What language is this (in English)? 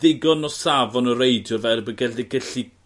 Welsh